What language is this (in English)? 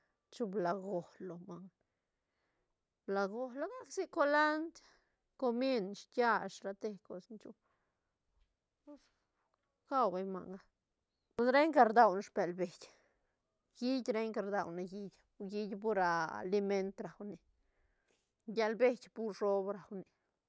Santa Catarina Albarradas Zapotec